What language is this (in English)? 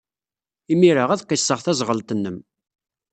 Kabyle